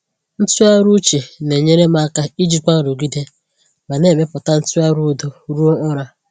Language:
Igbo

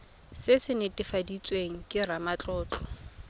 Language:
Tswana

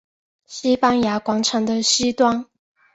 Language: Chinese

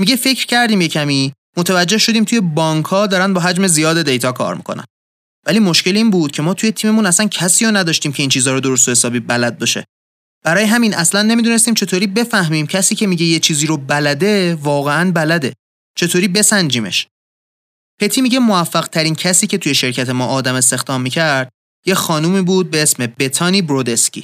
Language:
Persian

